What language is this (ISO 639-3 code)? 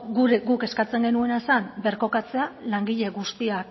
eus